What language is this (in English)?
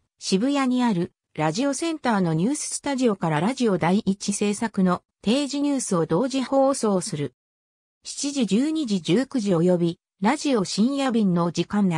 Japanese